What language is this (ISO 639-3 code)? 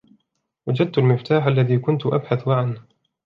ara